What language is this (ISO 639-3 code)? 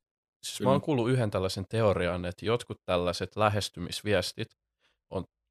fin